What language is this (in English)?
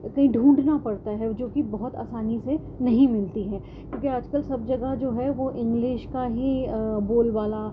Urdu